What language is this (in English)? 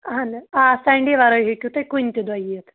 Kashmiri